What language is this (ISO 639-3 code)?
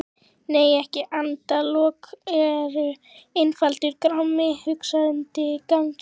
isl